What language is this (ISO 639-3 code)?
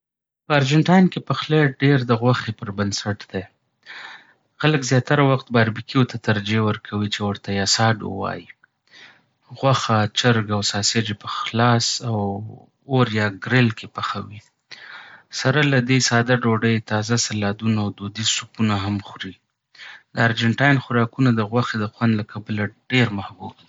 pus